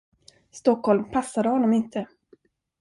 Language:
Swedish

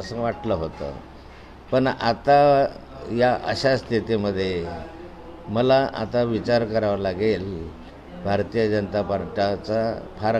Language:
Marathi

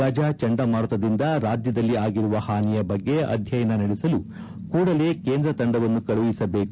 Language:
Kannada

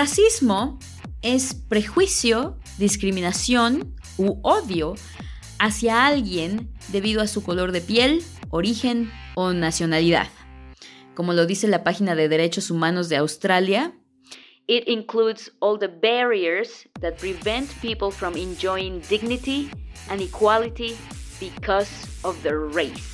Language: Spanish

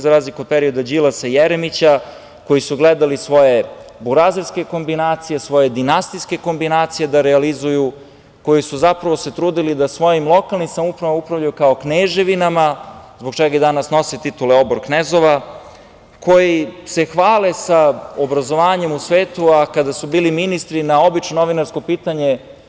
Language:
Serbian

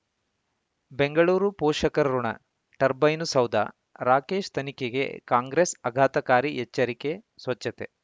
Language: Kannada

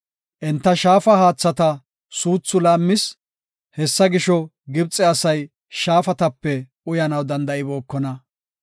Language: Gofa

